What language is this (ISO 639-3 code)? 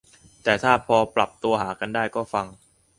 tha